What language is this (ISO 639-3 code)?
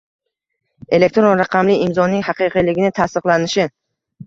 uzb